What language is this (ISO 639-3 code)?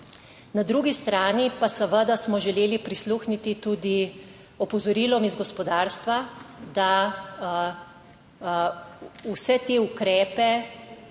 slv